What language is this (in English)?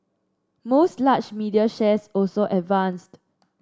English